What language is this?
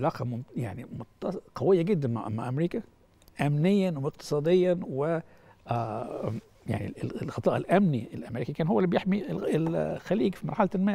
Arabic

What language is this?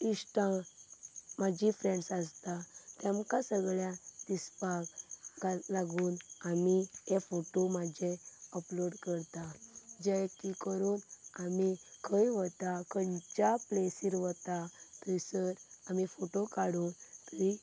Konkani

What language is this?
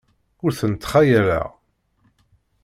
Kabyle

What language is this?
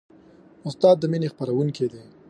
Pashto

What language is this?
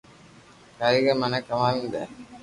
Loarki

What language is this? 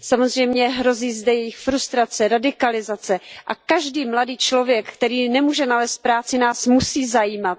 Czech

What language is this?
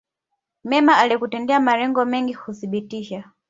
Swahili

